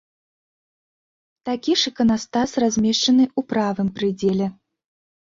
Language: Belarusian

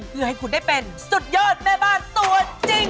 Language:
Thai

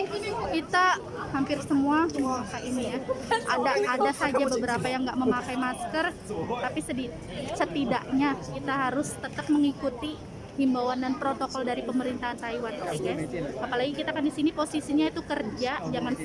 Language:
Indonesian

